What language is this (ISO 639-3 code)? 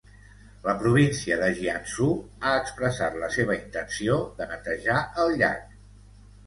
cat